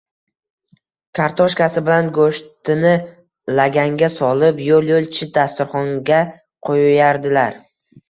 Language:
Uzbek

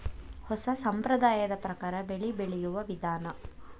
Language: Kannada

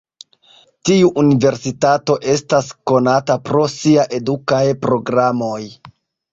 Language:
Esperanto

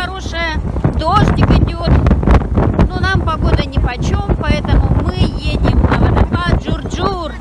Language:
Russian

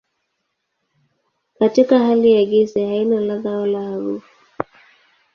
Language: Swahili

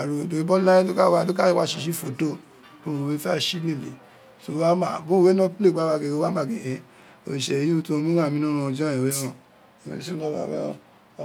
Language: Isekiri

